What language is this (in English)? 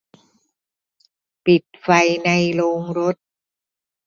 Thai